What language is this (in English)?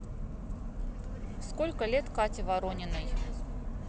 Russian